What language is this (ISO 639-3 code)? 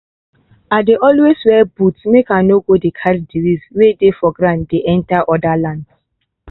pcm